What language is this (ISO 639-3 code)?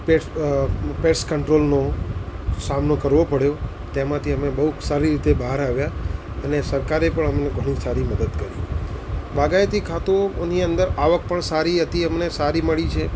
guj